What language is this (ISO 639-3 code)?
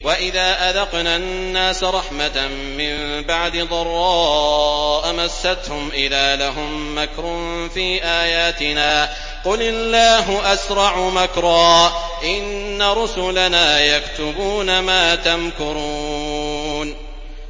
ara